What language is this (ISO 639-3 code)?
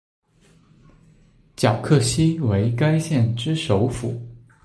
zho